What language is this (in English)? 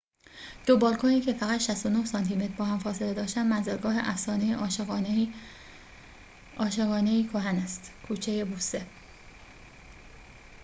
Persian